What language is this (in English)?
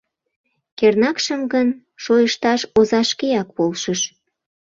Mari